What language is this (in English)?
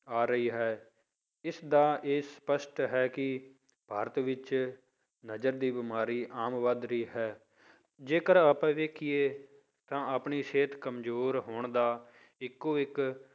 Punjabi